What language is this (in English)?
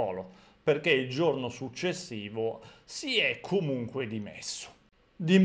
Italian